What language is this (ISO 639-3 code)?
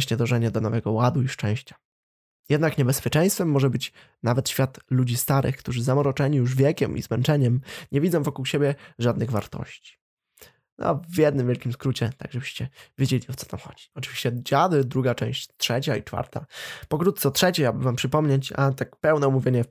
pol